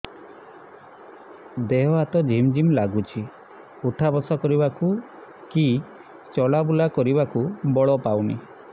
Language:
Odia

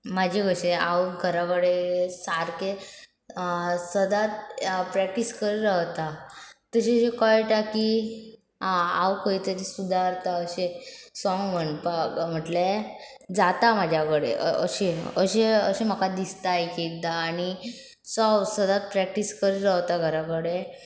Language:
Konkani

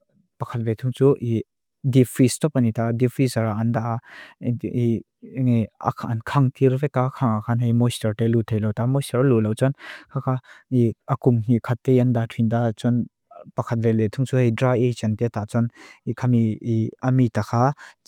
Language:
Mizo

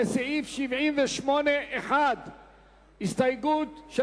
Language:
Hebrew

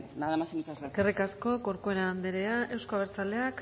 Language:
Basque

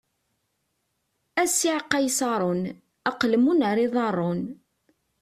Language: Kabyle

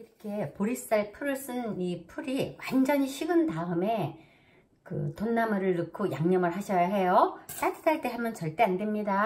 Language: Korean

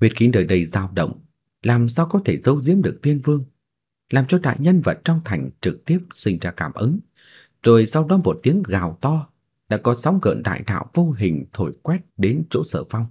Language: Vietnamese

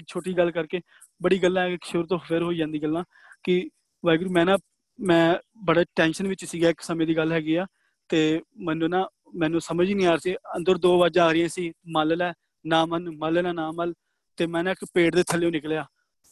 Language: Punjabi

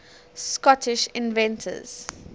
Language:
English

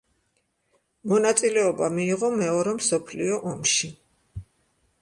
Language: Georgian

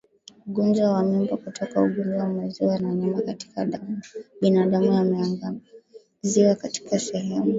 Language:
Swahili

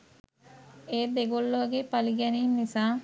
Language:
Sinhala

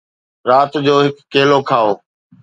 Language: Sindhi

